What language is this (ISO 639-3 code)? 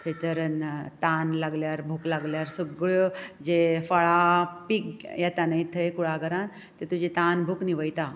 kok